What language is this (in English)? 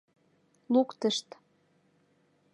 Mari